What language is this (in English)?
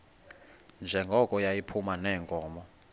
Xhosa